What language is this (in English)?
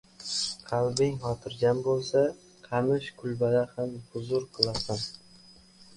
Uzbek